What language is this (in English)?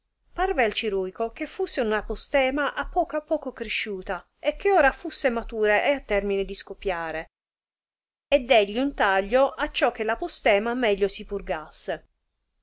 Italian